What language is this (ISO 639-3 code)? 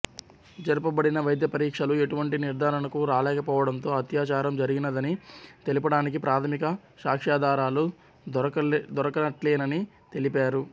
tel